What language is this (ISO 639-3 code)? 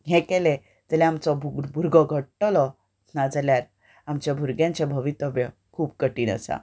kok